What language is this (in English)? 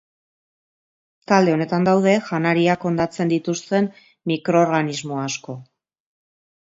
Basque